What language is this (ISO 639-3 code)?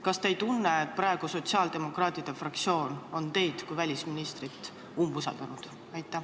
est